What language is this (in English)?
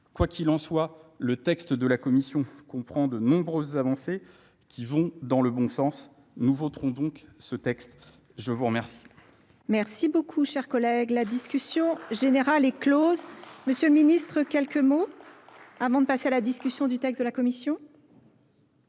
French